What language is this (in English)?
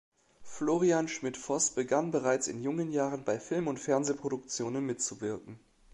German